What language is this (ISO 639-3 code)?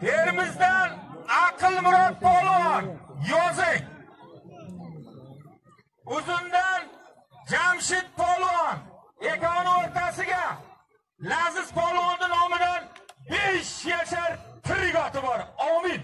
tur